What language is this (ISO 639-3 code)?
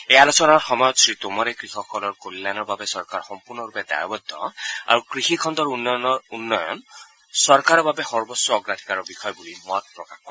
asm